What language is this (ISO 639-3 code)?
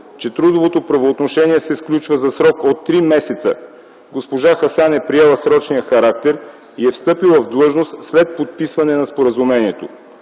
bul